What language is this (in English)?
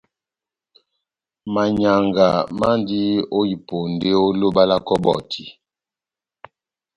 Batanga